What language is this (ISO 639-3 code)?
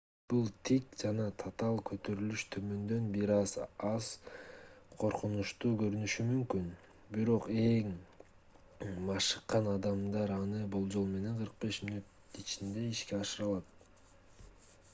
kir